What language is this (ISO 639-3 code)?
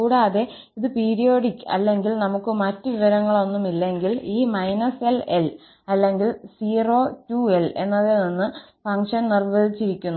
mal